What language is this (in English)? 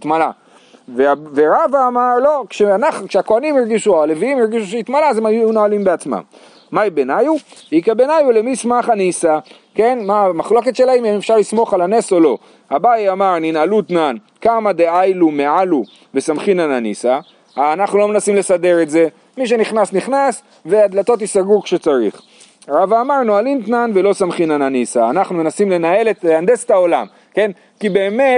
Hebrew